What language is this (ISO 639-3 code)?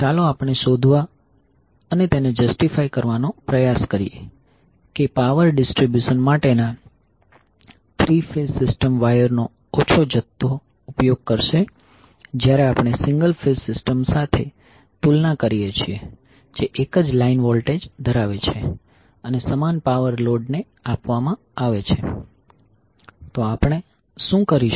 guj